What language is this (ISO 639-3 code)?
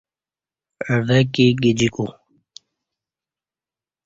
bsh